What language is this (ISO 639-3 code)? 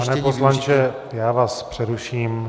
ces